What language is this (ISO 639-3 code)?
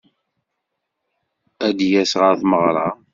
kab